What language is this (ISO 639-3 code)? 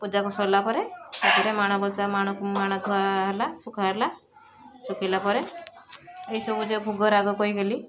ori